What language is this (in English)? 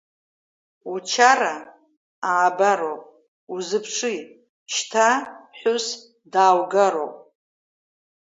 Abkhazian